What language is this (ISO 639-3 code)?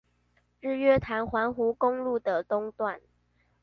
zho